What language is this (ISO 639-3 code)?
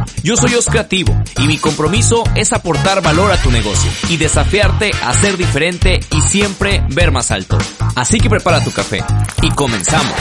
spa